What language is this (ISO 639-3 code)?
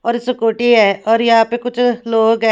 hin